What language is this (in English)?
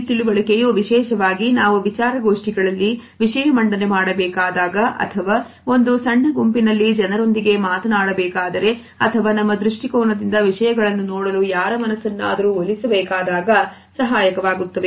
Kannada